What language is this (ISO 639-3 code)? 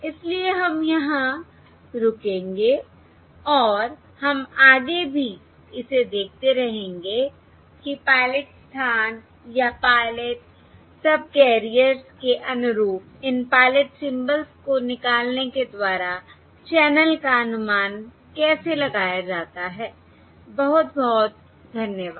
hin